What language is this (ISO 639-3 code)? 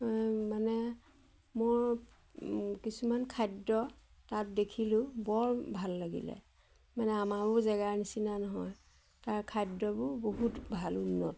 asm